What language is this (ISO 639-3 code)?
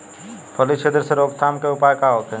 bho